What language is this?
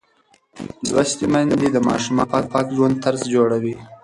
Pashto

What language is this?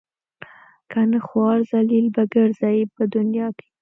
Pashto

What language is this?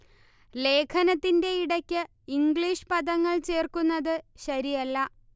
Malayalam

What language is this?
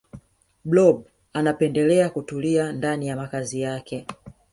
Swahili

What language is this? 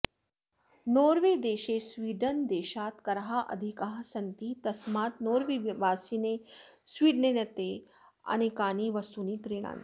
Sanskrit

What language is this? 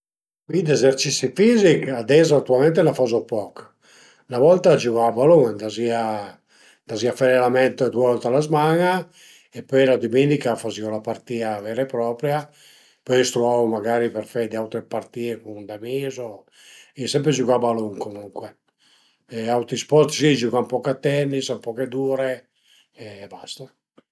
Piedmontese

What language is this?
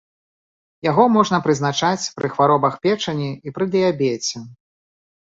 Belarusian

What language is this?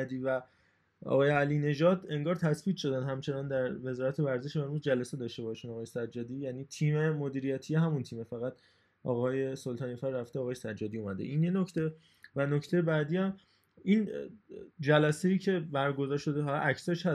Persian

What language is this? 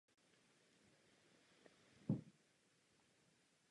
Czech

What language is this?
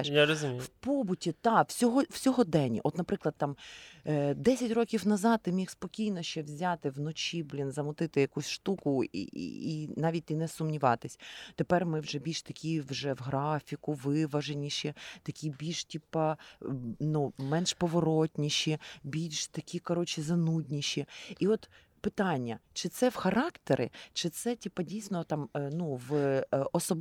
Ukrainian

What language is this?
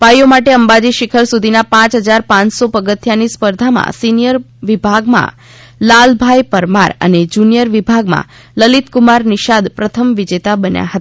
Gujarati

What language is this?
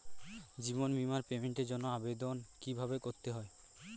Bangla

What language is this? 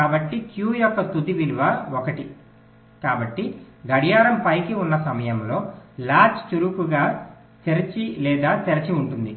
Telugu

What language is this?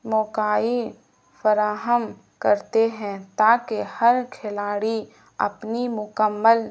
Urdu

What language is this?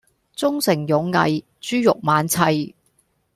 Cantonese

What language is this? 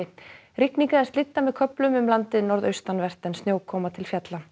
Icelandic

